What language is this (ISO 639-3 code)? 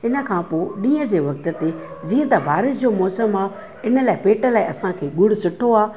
snd